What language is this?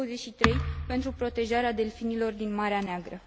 Romanian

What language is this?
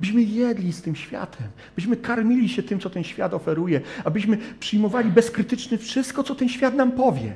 Polish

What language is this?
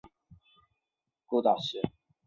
Chinese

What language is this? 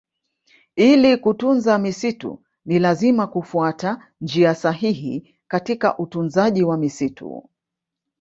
Swahili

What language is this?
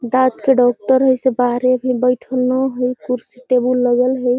Magahi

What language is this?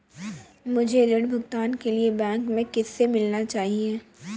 Hindi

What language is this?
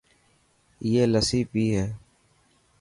Dhatki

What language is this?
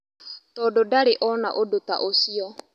Kikuyu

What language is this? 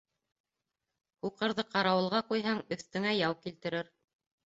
Bashkir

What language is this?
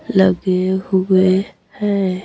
Hindi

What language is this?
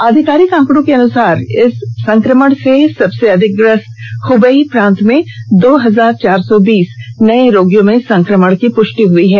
Hindi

